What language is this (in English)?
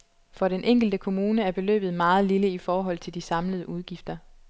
Danish